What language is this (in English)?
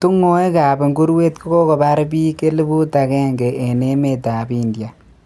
Kalenjin